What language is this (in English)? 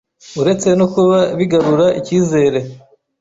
Kinyarwanda